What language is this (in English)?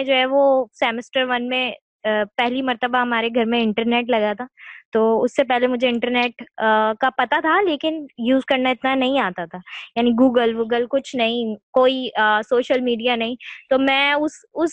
Urdu